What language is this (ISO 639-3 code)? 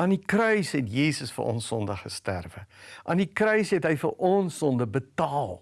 nld